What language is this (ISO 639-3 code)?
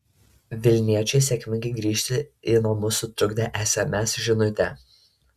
lit